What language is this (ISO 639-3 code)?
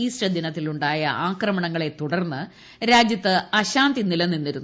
mal